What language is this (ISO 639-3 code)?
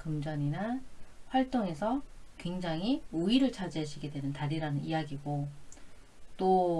kor